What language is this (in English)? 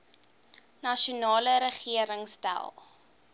Afrikaans